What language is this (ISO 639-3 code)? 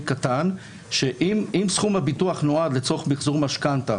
heb